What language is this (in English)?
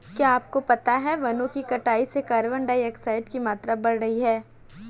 Hindi